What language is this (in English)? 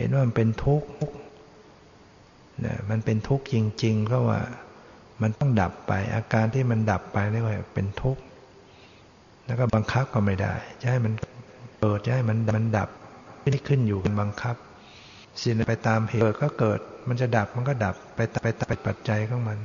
Thai